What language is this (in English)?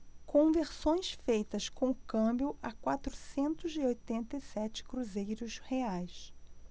Portuguese